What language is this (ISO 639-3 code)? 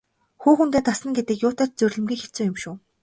mon